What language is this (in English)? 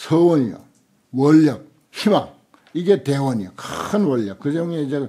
Korean